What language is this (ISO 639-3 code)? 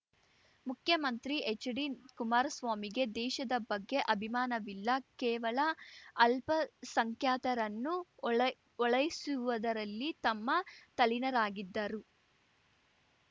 kan